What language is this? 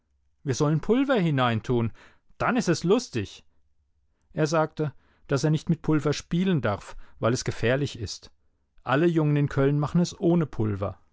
German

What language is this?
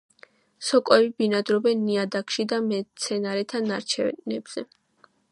Georgian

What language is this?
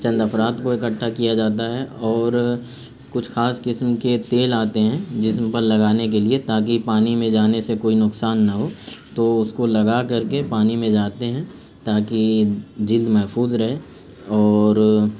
Urdu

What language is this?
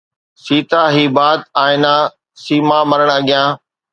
Sindhi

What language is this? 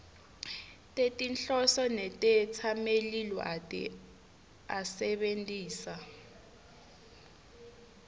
Swati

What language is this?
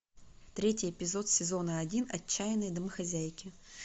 Russian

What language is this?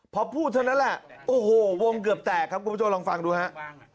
Thai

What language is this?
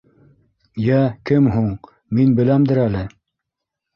Bashkir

